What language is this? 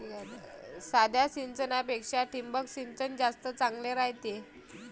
Marathi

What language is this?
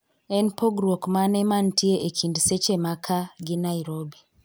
Luo (Kenya and Tanzania)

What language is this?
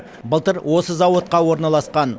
Kazakh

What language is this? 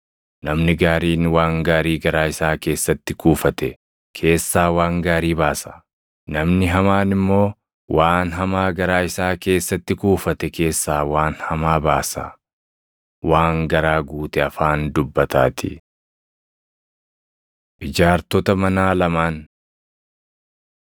Oromo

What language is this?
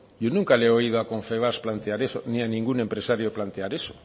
Spanish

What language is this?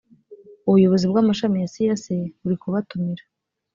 Kinyarwanda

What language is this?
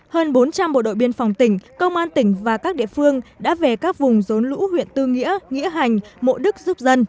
Vietnamese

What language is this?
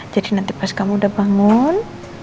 Indonesian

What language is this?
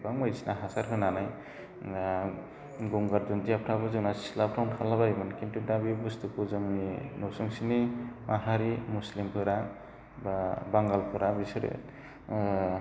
Bodo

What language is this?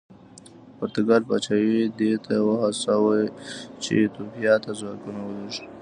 Pashto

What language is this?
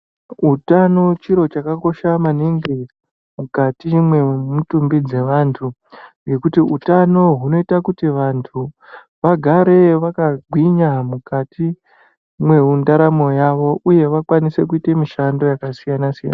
Ndau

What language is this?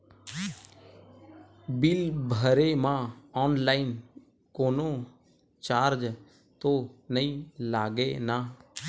Chhattisgarhi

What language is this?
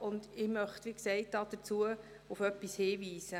Swiss German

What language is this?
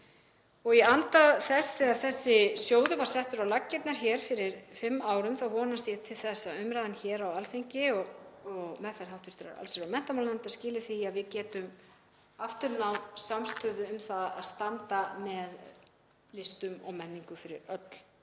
Icelandic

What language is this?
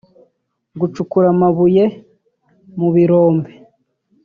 Kinyarwanda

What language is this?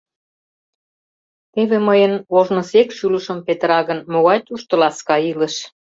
Mari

